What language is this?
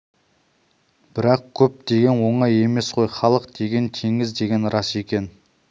Kazakh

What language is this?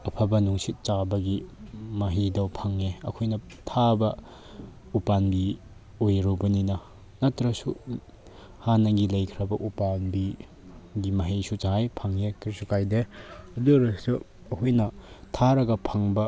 Manipuri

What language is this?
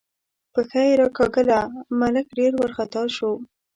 Pashto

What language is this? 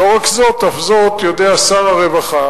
Hebrew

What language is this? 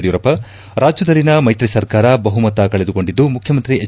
Kannada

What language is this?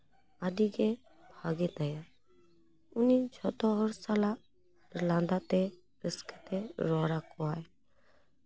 Santali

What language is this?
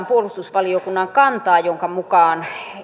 Finnish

